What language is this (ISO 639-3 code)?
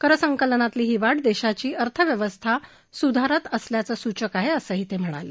mar